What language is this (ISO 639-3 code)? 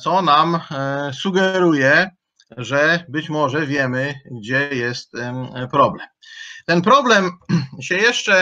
pol